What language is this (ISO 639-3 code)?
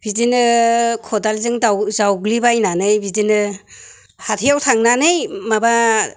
brx